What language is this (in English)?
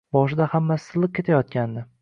Uzbek